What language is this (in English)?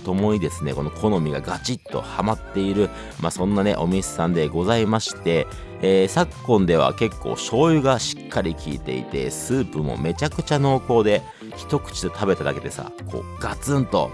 Japanese